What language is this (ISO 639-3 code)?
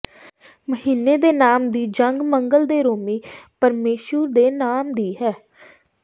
pan